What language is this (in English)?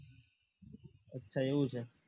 Gujarati